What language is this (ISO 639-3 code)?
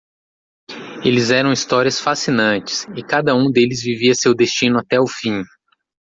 por